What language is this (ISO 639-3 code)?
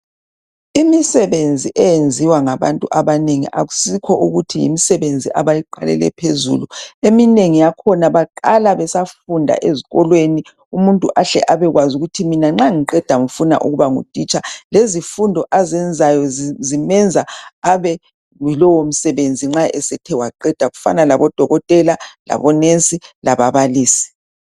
nde